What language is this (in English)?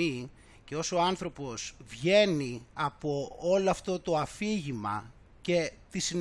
Greek